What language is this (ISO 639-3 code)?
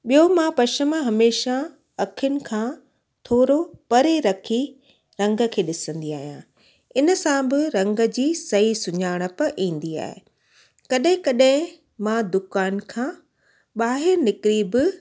snd